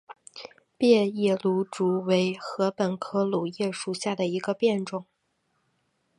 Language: Chinese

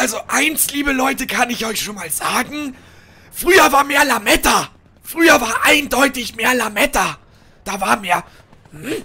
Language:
German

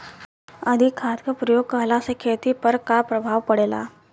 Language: Bhojpuri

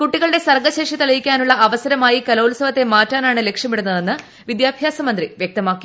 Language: Malayalam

